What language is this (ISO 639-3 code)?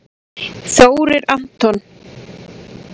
isl